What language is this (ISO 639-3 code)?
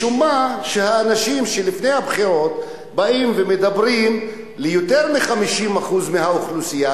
heb